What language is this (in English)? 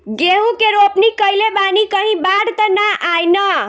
Bhojpuri